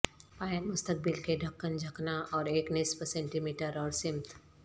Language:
Urdu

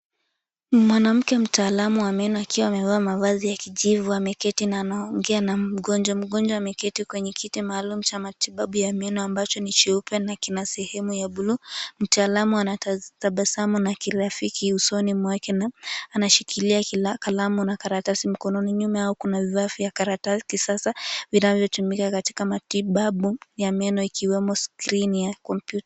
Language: Swahili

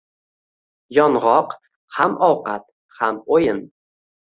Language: Uzbek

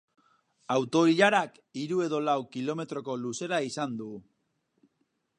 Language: Basque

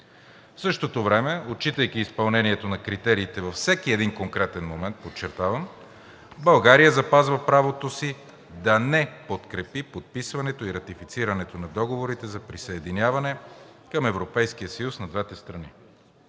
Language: Bulgarian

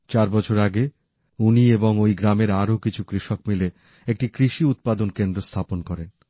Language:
Bangla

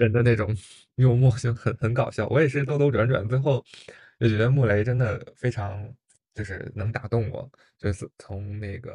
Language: Chinese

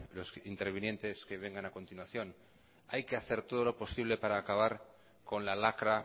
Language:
Spanish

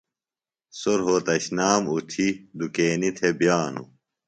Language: Phalura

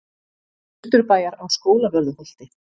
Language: Icelandic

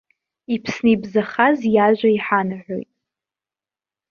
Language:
Abkhazian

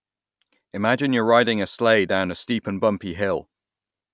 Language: English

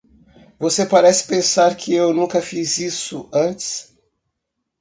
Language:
Portuguese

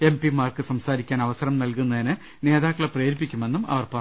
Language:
Malayalam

